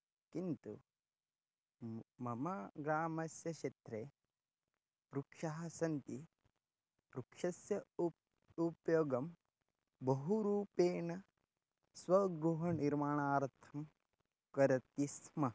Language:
Sanskrit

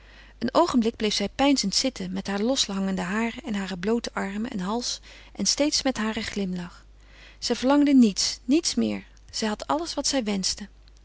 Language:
Dutch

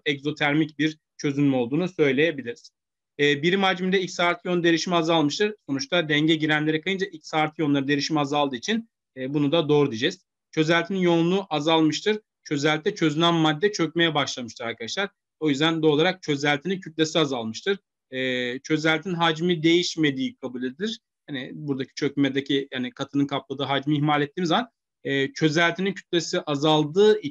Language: Turkish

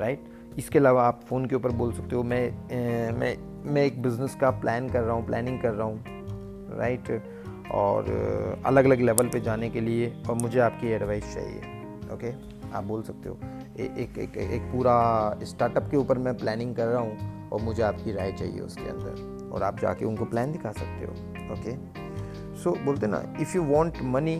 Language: Hindi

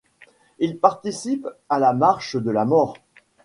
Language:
French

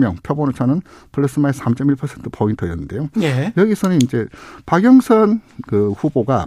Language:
Korean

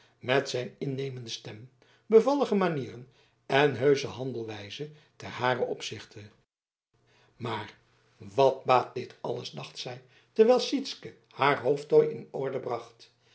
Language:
Dutch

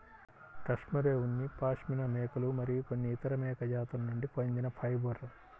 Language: Telugu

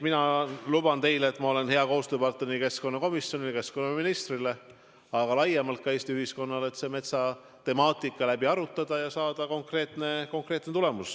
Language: Estonian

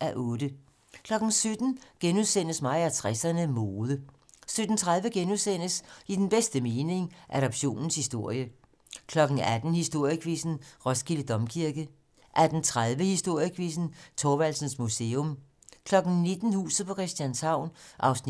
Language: Danish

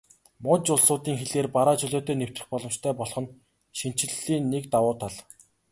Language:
Mongolian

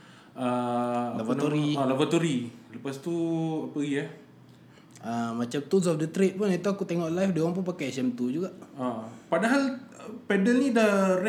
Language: Malay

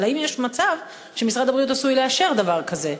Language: Hebrew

